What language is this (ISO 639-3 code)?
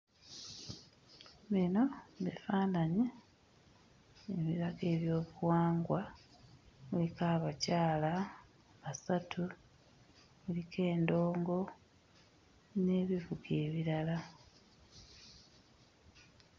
lug